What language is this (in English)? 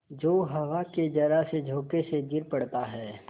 Hindi